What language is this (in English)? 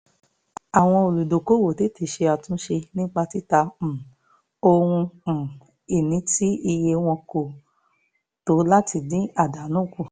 Yoruba